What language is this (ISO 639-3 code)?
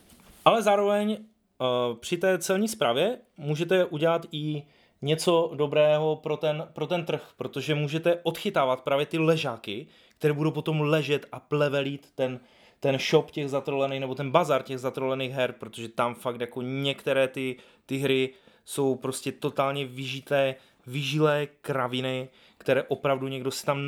ces